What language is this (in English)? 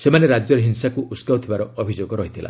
Odia